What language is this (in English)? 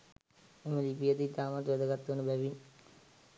Sinhala